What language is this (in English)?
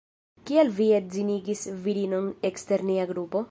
Esperanto